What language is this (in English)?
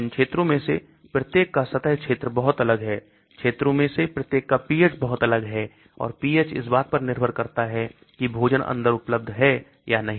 Hindi